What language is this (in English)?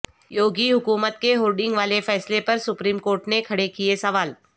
Urdu